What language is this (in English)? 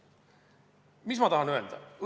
Estonian